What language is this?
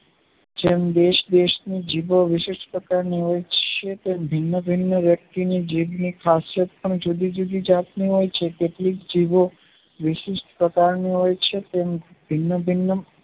Gujarati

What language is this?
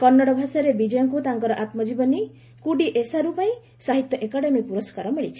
Odia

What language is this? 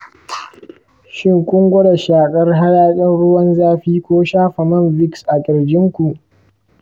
Hausa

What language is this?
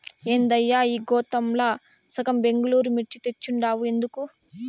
Telugu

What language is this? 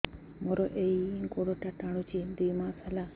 Odia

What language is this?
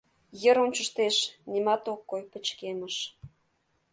Mari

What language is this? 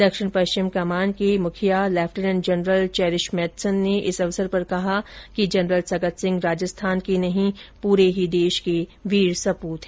Hindi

